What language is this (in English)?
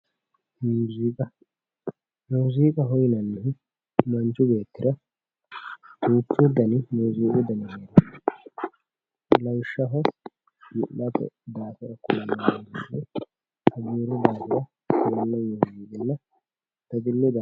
Sidamo